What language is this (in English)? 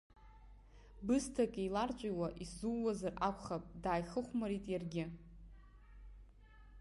Abkhazian